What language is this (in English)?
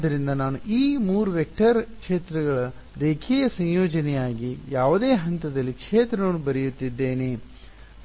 Kannada